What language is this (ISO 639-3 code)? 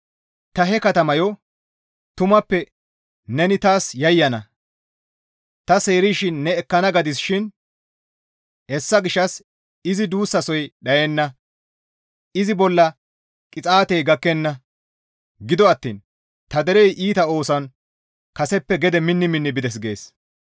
gmv